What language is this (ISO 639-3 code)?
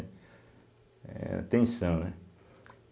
por